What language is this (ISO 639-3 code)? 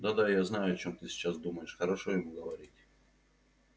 rus